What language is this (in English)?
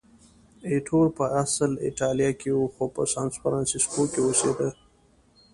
Pashto